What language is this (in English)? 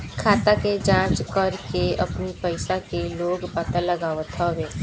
Bhojpuri